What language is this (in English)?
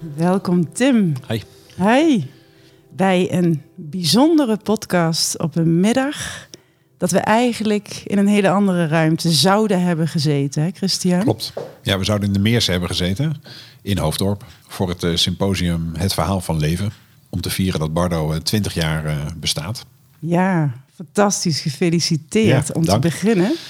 Dutch